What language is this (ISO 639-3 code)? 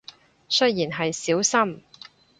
yue